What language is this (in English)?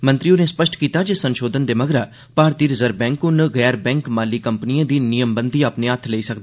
Dogri